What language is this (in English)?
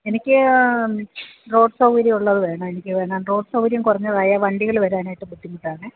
Malayalam